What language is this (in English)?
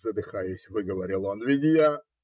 Russian